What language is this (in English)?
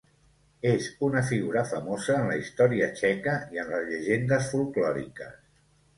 Catalan